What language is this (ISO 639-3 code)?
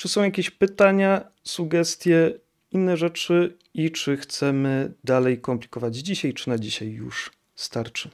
pol